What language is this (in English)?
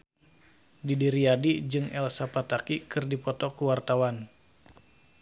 Sundanese